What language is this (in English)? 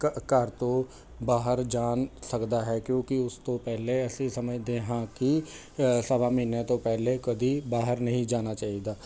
Punjabi